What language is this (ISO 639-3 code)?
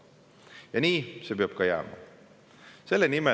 est